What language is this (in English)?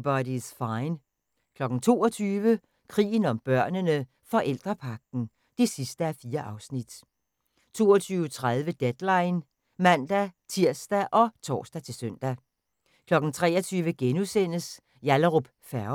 Danish